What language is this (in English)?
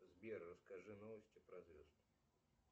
Russian